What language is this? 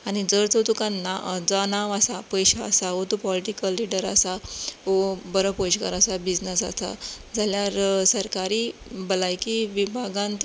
Konkani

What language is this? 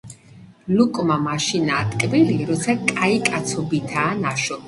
Georgian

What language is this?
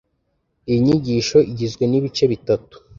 Kinyarwanda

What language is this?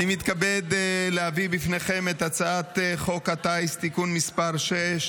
Hebrew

